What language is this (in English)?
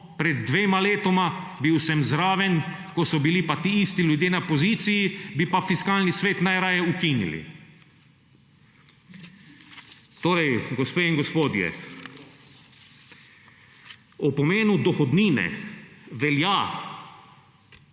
Slovenian